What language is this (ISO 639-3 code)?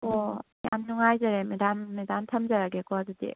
mni